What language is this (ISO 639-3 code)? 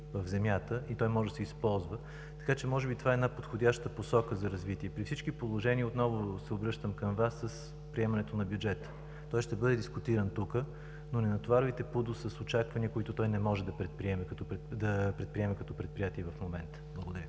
bul